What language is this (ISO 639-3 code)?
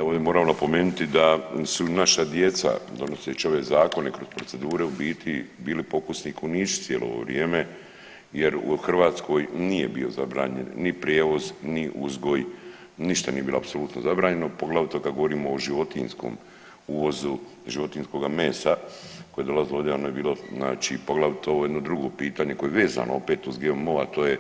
hrv